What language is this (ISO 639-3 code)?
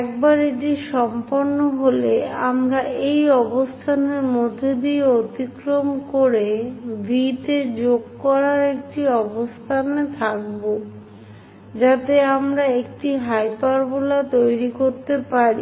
ben